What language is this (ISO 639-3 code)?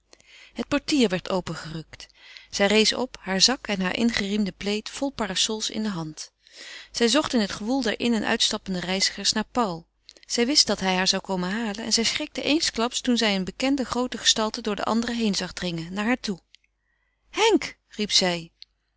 nld